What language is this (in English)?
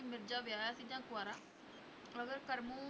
Punjabi